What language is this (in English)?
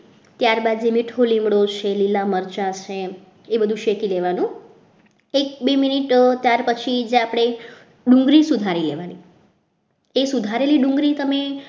Gujarati